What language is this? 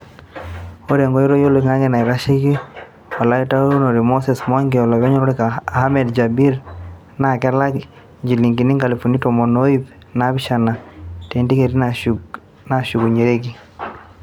Masai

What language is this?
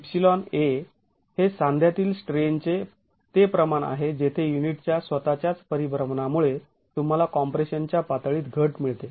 Marathi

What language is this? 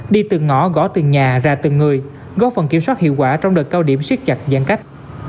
Vietnamese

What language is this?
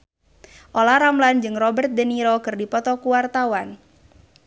Sundanese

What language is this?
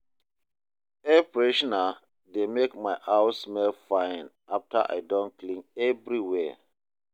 Nigerian Pidgin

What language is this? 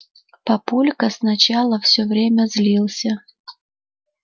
Russian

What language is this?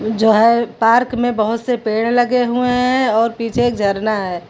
Hindi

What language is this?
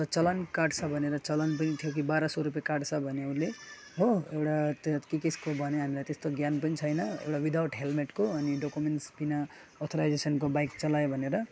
Nepali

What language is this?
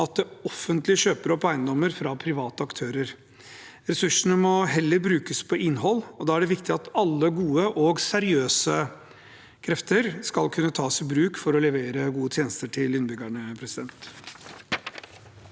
Norwegian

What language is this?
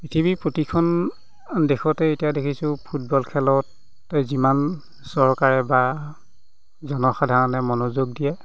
Assamese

